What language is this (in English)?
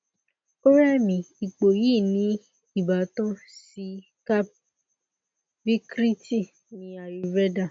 Yoruba